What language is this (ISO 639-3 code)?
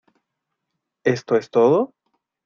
spa